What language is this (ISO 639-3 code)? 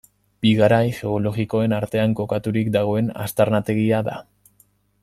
eus